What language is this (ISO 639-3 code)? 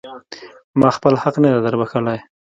pus